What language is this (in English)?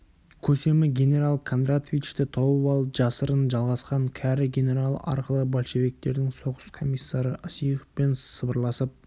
Kazakh